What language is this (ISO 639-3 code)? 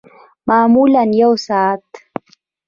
pus